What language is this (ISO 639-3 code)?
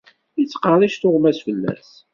kab